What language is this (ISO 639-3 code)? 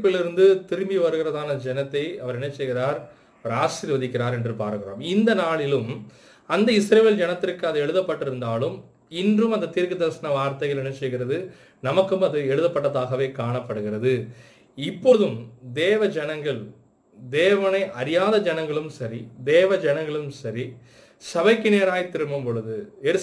tam